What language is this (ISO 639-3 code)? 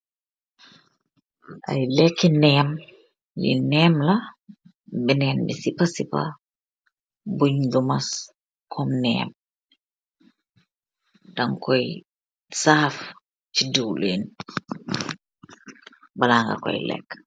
wol